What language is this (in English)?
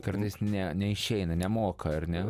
Lithuanian